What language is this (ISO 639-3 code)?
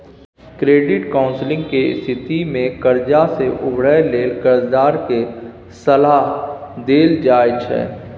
mai